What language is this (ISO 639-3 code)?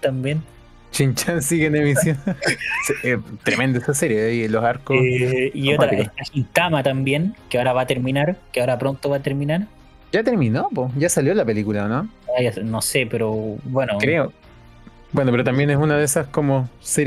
spa